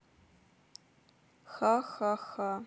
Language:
Russian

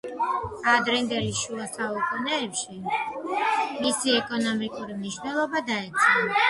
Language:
Georgian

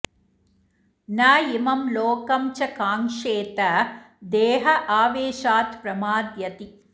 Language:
Sanskrit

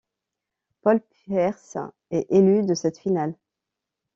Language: French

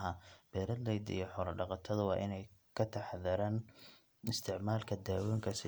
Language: Somali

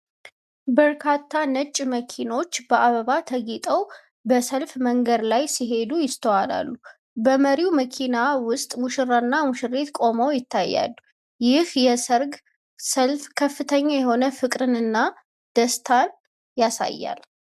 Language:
Amharic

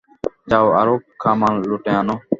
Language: Bangla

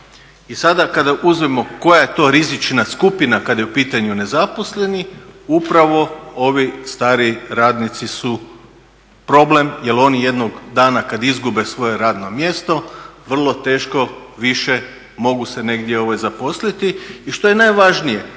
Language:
Croatian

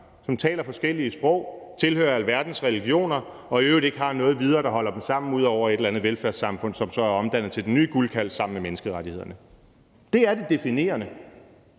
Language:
Danish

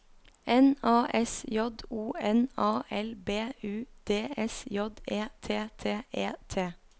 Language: Norwegian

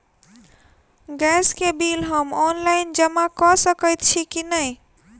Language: Maithili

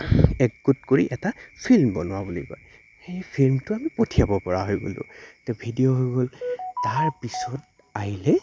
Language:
Assamese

